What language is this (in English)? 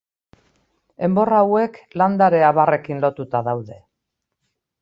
Basque